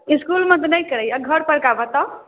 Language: Maithili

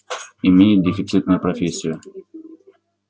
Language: Russian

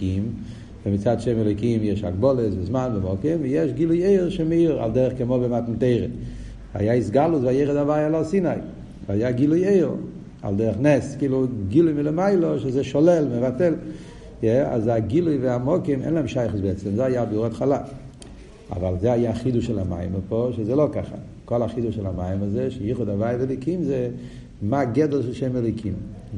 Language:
Hebrew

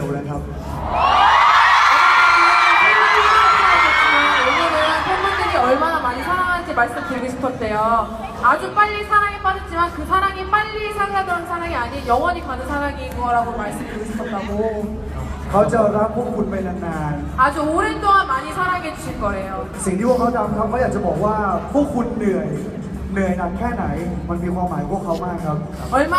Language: Korean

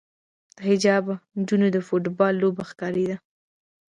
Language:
Pashto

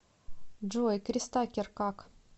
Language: Russian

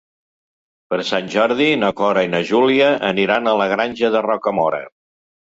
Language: Catalan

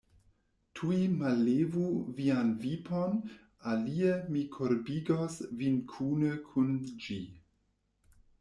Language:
Esperanto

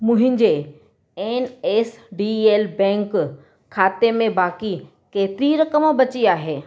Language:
Sindhi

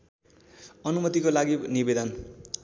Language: Nepali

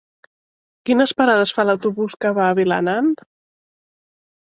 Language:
Catalan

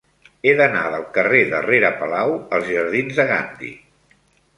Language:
Catalan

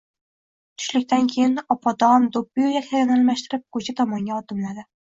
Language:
Uzbek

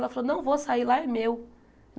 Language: Portuguese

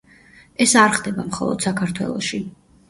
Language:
Georgian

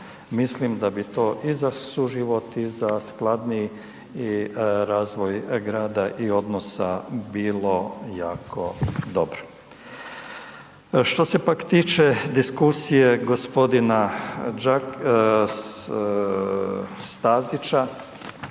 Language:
Croatian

